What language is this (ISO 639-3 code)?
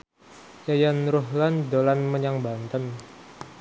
jav